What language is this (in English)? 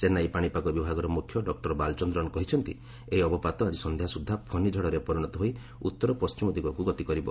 Odia